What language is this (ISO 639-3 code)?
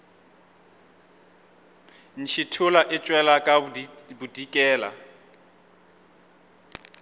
nso